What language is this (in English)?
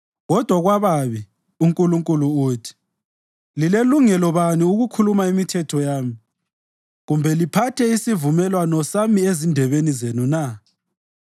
North Ndebele